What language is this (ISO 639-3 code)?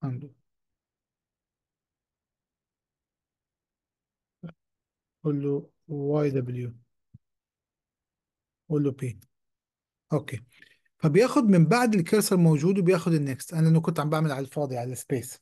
ara